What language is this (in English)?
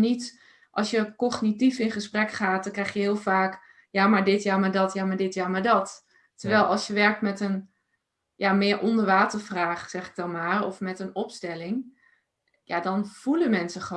Dutch